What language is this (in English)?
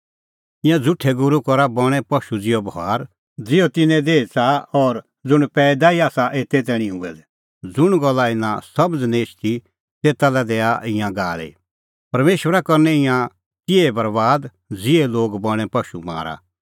Kullu Pahari